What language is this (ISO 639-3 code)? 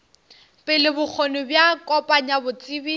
nso